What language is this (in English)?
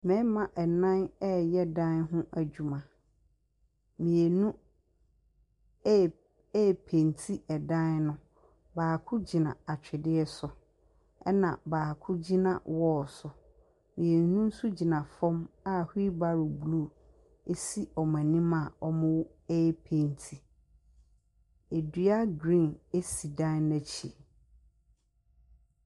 Akan